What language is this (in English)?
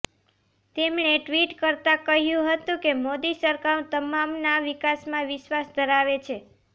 Gujarati